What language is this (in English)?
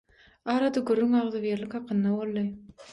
Turkmen